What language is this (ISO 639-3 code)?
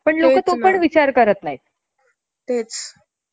mar